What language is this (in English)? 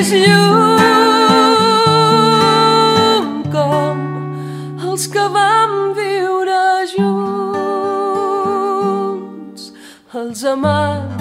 Romanian